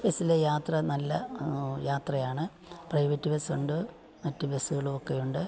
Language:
Malayalam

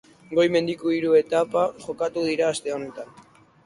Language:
Basque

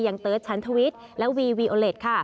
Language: Thai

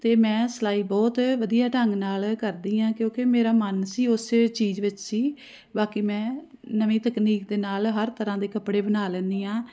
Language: Punjabi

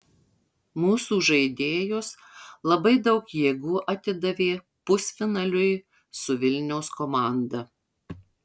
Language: Lithuanian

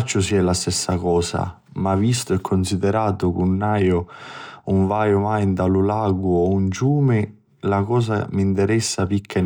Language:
Sicilian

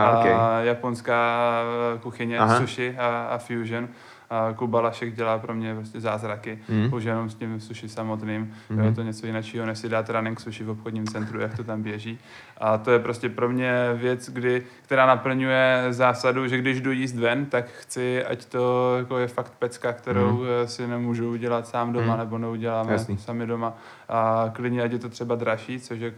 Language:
Czech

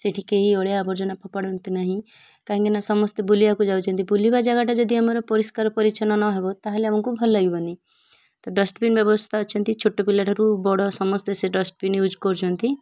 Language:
Odia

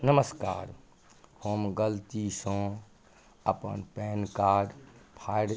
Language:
Maithili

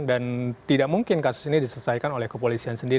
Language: Indonesian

